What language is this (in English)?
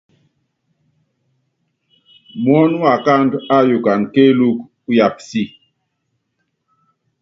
Yangben